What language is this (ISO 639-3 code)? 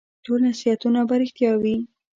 pus